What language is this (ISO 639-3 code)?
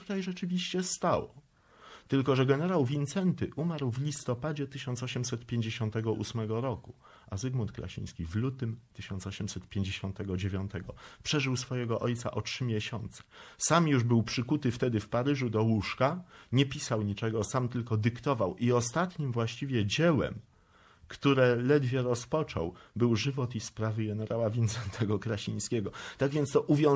pol